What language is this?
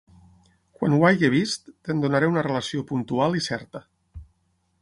Catalan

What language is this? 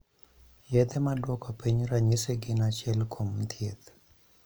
Luo (Kenya and Tanzania)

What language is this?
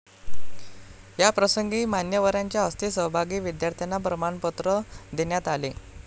Marathi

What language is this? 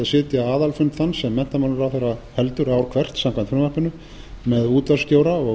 Icelandic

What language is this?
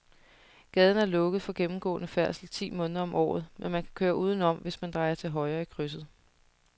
Danish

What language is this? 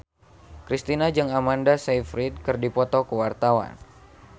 Sundanese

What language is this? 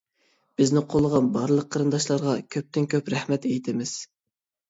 Uyghur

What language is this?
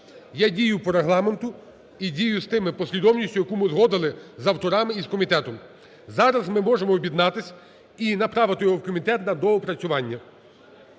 Ukrainian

